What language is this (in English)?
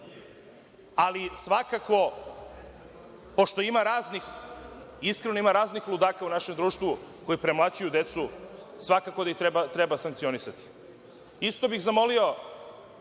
Serbian